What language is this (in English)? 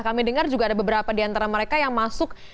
Indonesian